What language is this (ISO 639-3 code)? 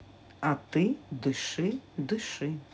rus